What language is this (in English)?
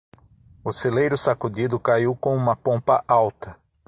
Portuguese